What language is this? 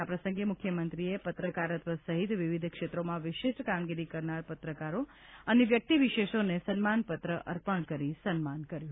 Gujarati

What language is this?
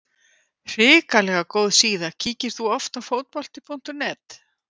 Icelandic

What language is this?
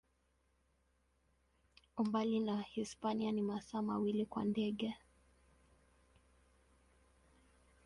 Swahili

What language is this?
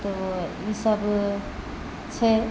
Maithili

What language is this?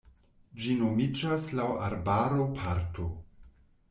Esperanto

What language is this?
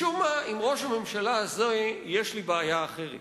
Hebrew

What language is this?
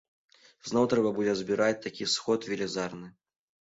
Belarusian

